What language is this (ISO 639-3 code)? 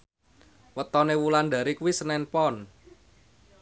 jav